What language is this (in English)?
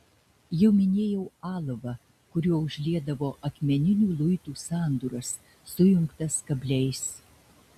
Lithuanian